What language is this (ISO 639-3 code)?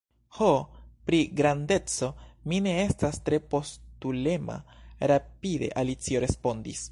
epo